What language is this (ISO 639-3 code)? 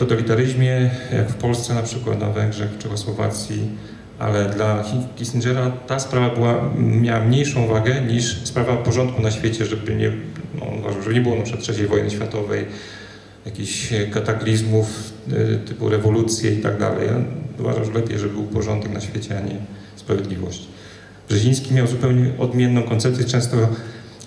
pol